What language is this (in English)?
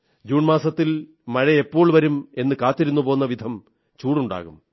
Malayalam